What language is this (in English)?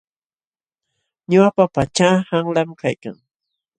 Jauja Wanca Quechua